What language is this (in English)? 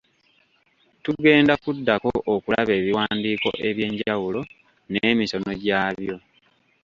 Ganda